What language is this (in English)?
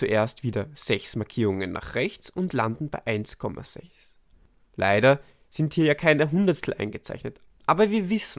German